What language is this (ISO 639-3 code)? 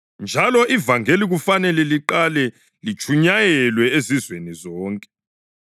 nde